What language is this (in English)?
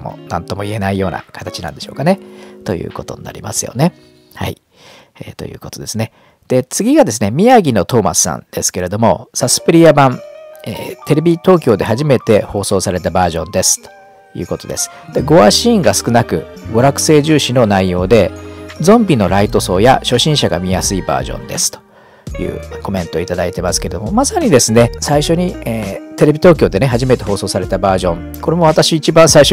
Japanese